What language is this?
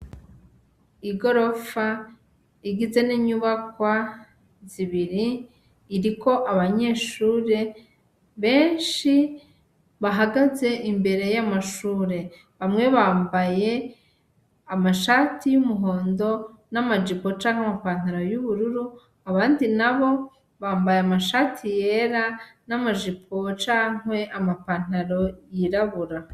Rundi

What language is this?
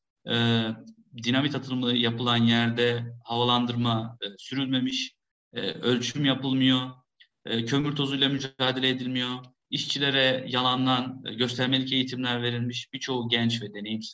Turkish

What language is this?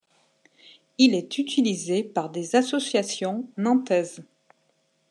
French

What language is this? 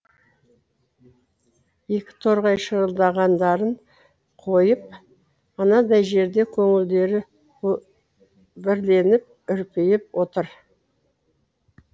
Kazakh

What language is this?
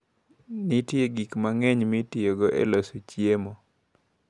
Luo (Kenya and Tanzania)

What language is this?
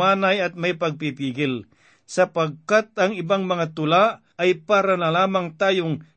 Filipino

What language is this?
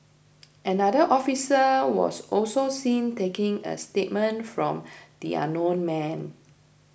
English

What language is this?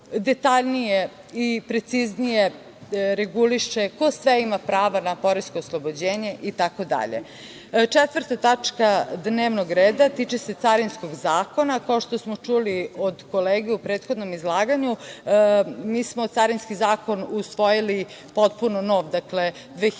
Serbian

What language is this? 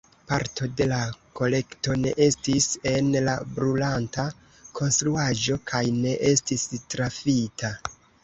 Esperanto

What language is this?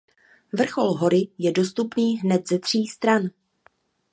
Czech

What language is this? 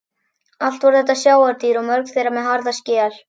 Icelandic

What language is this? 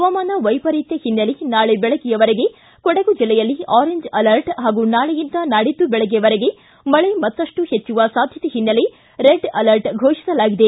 Kannada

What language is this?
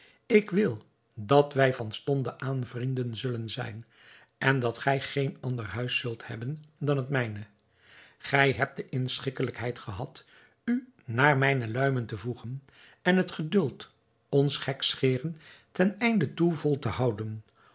Dutch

